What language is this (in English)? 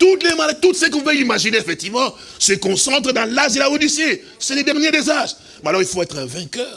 French